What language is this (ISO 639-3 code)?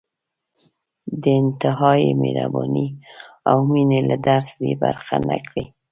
pus